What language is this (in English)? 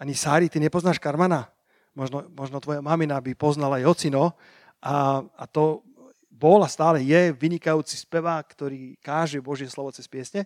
Slovak